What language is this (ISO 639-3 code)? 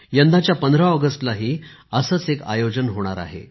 mar